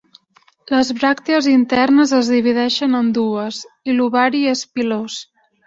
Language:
Catalan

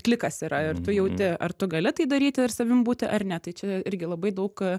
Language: Lithuanian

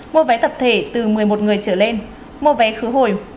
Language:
Vietnamese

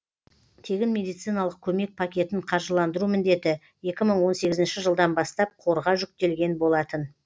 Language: Kazakh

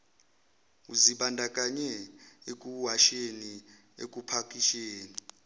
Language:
Zulu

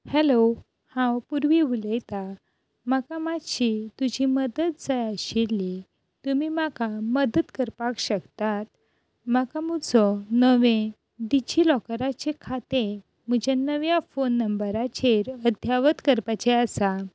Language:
Konkani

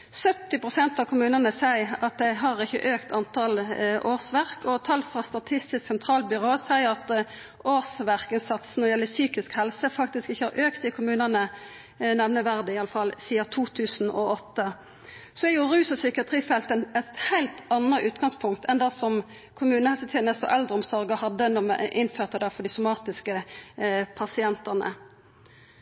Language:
Norwegian Nynorsk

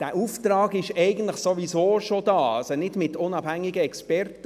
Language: Swiss German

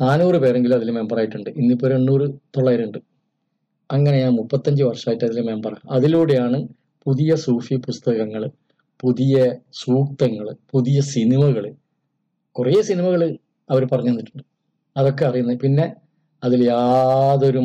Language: Malayalam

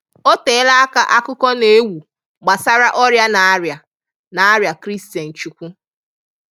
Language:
Igbo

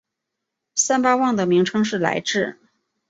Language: Chinese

